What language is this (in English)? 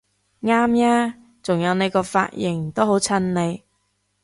Cantonese